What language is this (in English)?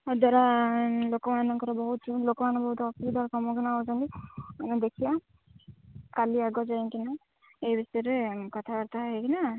Odia